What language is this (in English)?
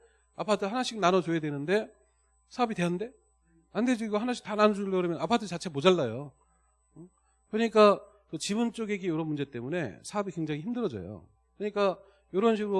Korean